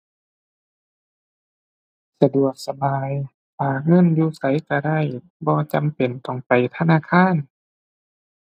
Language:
Thai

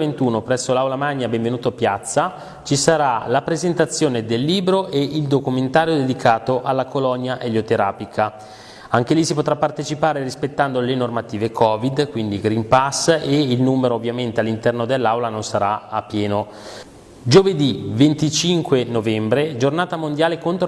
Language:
Italian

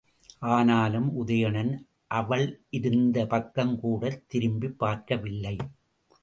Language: Tamil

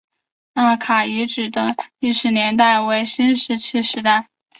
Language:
Chinese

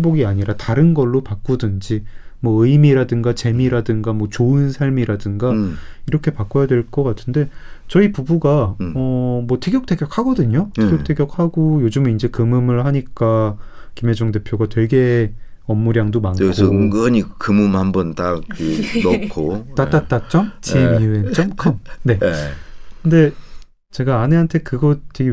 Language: Korean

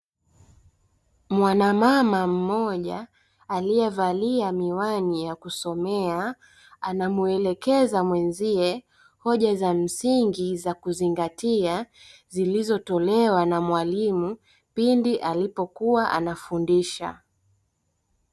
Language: Swahili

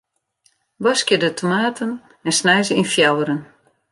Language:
Western Frisian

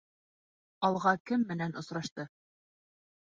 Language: Bashkir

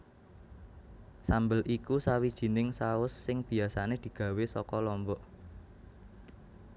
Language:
Javanese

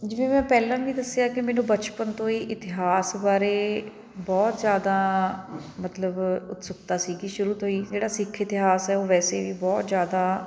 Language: Punjabi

